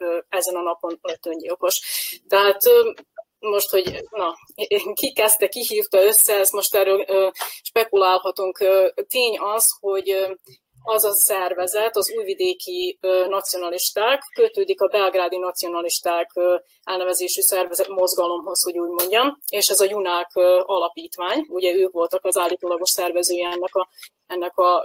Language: Hungarian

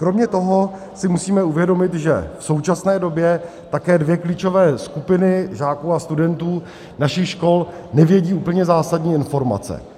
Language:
Czech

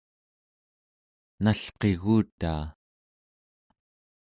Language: Central Yupik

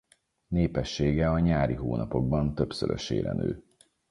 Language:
Hungarian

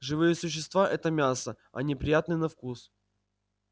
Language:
Russian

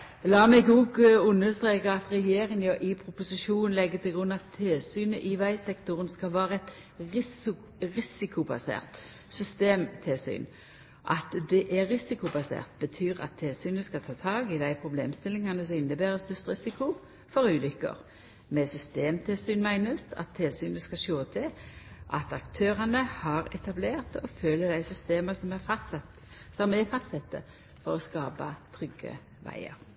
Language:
Norwegian Nynorsk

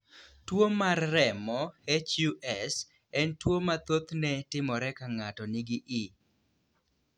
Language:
Luo (Kenya and Tanzania)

